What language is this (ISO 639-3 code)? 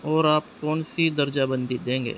urd